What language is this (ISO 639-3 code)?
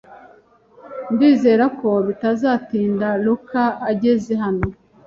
kin